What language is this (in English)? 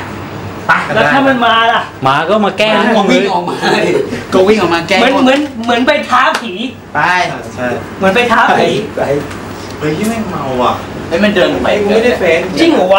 Thai